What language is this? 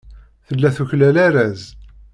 Kabyle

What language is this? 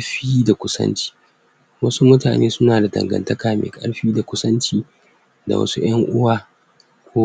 Hausa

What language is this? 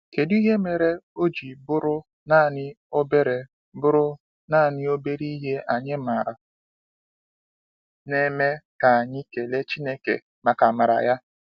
Igbo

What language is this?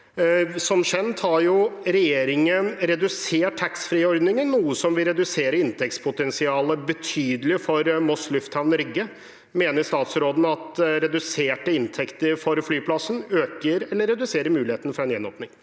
Norwegian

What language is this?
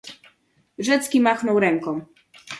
Polish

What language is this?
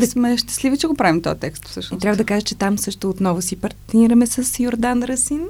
Bulgarian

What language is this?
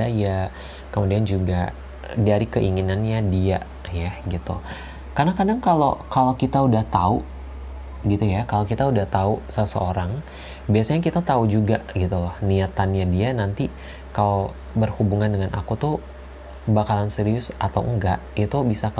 Indonesian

